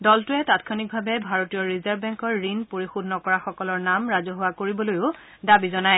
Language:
Assamese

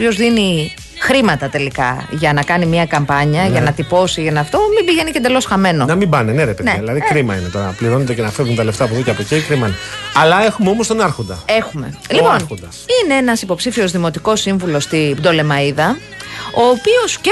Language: Greek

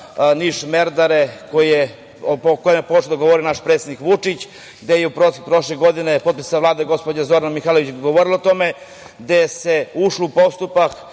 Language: Serbian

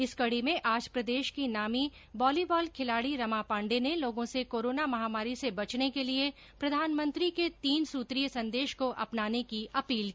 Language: Hindi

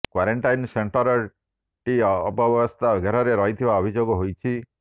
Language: Odia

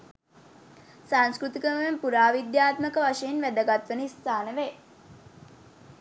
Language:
Sinhala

